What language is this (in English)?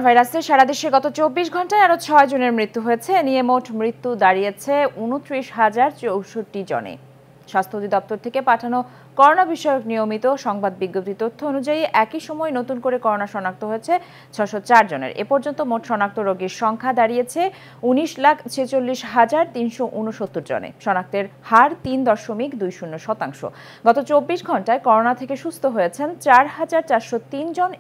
Portuguese